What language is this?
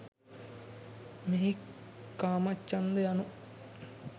Sinhala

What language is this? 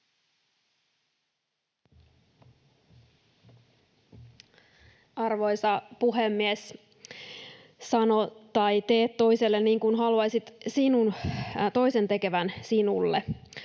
Finnish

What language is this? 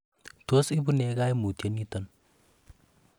Kalenjin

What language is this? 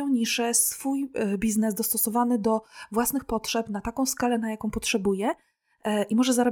Polish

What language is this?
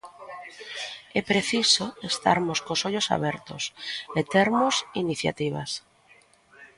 Galician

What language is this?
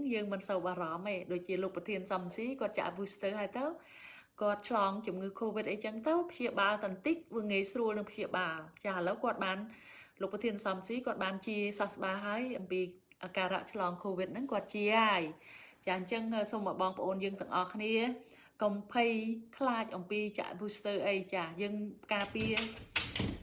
Vietnamese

